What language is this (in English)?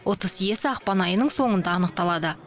Kazakh